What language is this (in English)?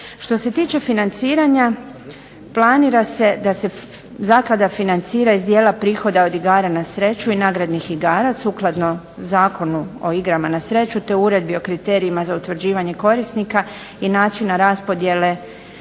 Croatian